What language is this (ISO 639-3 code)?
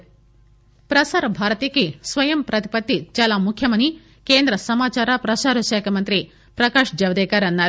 tel